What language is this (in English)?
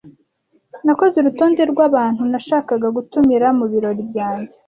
Kinyarwanda